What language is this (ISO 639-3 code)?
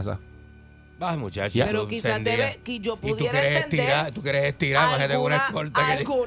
spa